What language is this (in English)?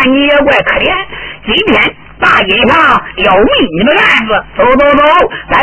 Chinese